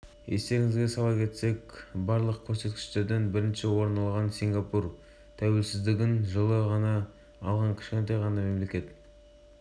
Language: Kazakh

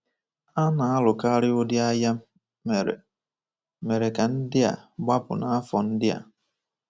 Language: Igbo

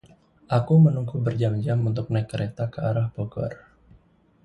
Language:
Indonesian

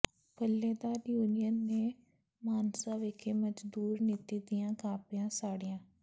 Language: Punjabi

